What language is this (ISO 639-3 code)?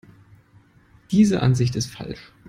deu